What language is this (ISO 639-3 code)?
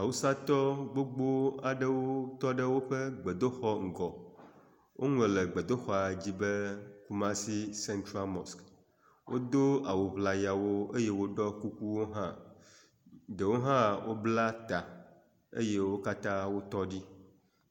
ewe